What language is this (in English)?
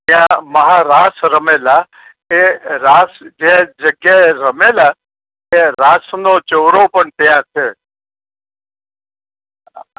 Gujarati